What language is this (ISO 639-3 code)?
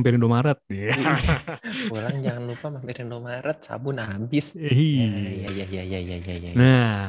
ind